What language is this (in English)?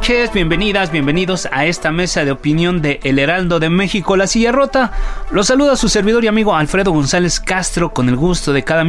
Spanish